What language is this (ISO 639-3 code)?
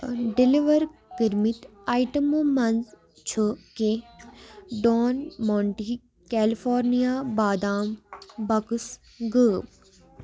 kas